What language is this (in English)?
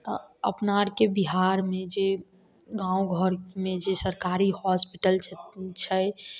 Maithili